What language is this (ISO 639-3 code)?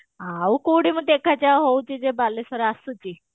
ori